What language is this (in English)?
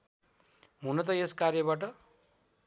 Nepali